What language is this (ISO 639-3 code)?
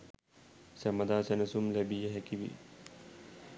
sin